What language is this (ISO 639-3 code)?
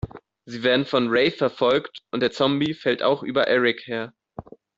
deu